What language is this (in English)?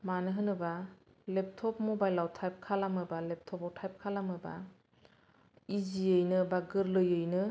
Bodo